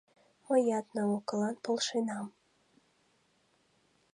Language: Mari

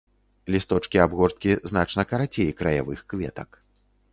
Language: Belarusian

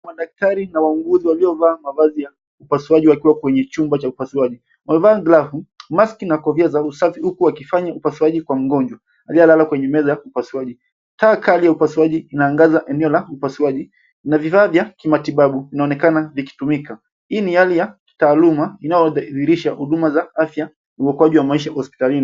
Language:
Swahili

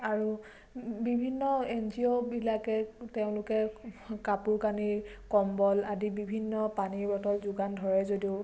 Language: Assamese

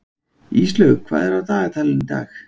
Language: Icelandic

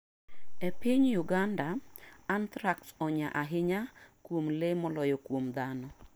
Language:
Luo (Kenya and Tanzania)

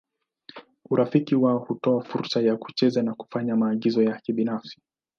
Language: Swahili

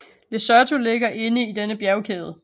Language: Danish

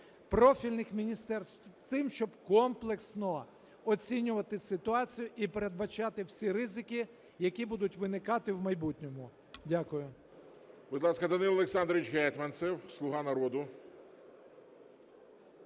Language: Ukrainian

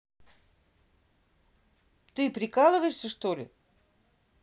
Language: Russian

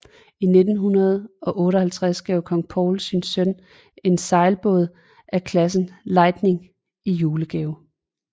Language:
Danish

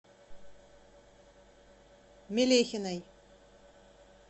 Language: Russian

